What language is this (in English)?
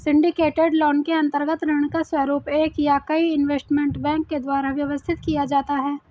Hindi